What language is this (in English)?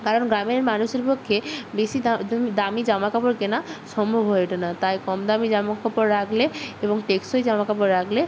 Bangla